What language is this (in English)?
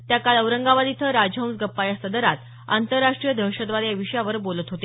Marathi